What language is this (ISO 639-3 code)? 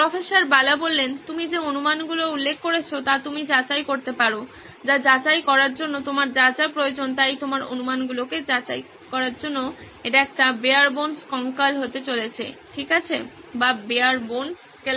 ben